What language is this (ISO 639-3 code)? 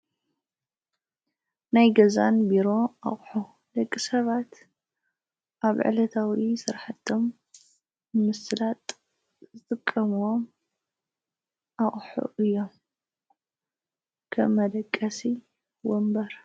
tir